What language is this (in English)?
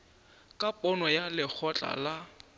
Northern Sotho